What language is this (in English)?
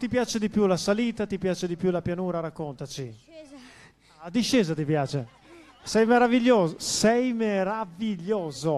Italian